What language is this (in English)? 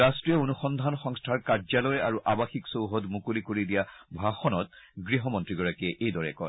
Assamese